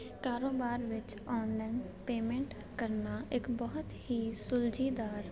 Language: Punjabi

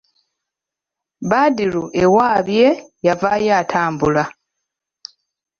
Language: Ganda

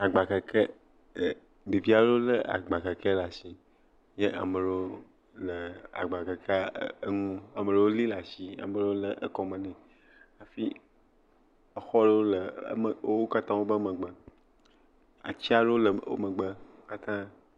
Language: Ewe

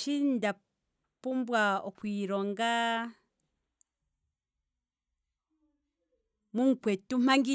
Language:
Kwambi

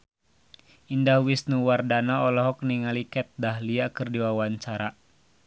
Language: Sundanese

